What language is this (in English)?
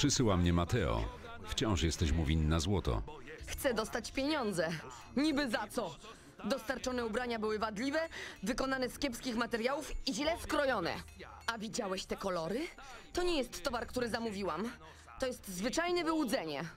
Polish